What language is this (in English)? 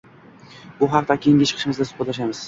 Uzbek